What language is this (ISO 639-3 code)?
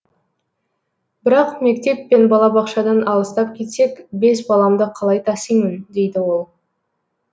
kaz